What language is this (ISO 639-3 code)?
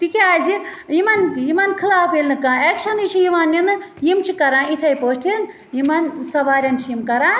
kas